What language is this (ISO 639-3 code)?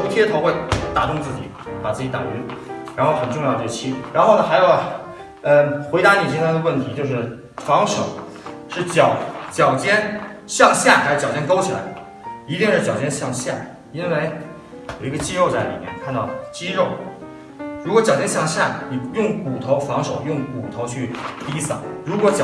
zho